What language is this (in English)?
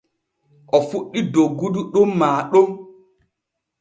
Borgu Fulfulde